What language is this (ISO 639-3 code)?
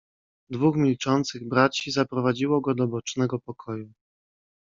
pol